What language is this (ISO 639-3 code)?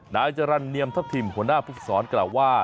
tha